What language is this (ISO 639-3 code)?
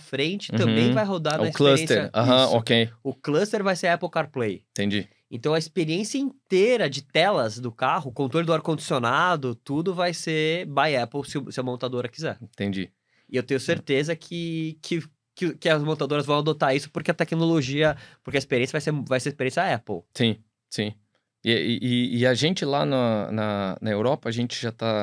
por